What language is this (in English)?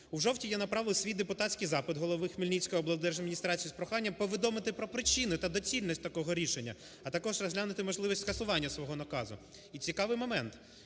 Ukrainian